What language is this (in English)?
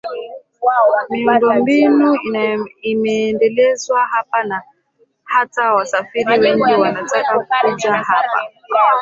Swahili